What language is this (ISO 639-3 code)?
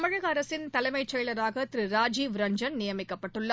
tam